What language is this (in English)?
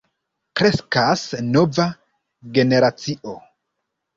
Esperanto